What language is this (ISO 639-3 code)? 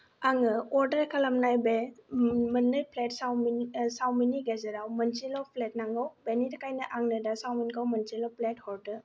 brx